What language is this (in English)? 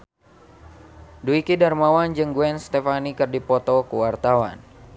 Sundanese